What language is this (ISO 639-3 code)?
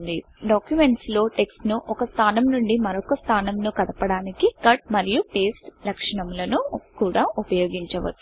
tel